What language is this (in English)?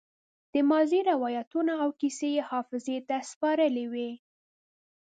Pashto